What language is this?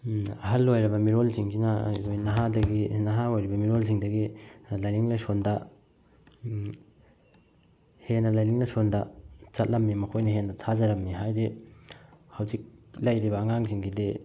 Manipuri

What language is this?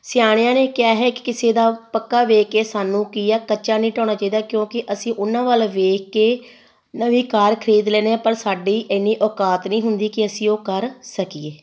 Punjabi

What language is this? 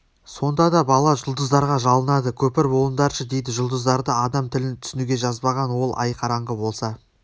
Kazakh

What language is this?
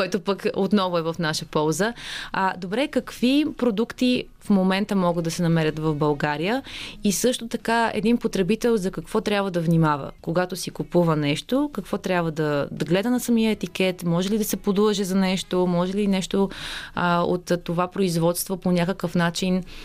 Bulgarian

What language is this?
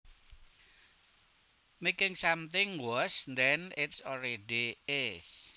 Javanese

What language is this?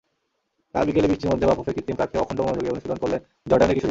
Bangla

